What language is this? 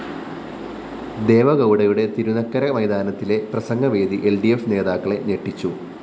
Malayalam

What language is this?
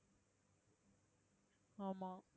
Tamil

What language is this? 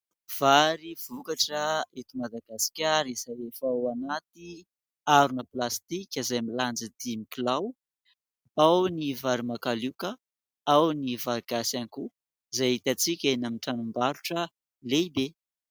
Malagasy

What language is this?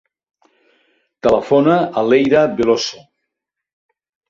Catalan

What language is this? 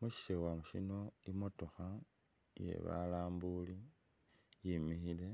Masaaba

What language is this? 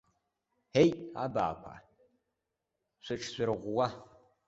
Abkhazian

